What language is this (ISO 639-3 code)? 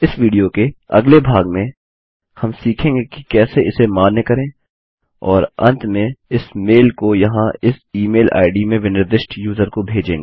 hin